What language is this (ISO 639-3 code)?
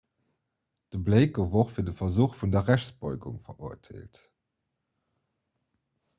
ltz